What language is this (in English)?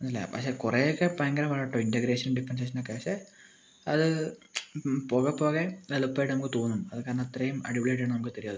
Malayalam